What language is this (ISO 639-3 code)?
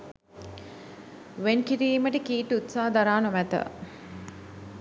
sin